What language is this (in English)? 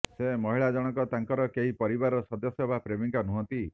Odia